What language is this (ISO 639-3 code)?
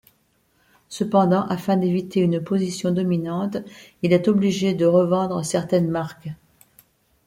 fra